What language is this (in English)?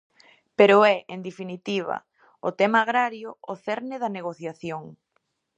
Galician